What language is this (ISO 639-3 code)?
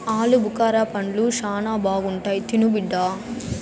tel